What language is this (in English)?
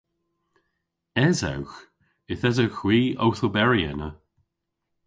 Cornish